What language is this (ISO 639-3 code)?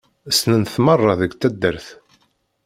kab